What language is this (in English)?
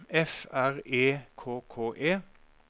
Norwegian